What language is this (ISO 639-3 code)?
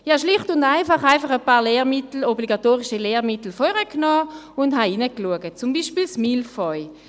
gsw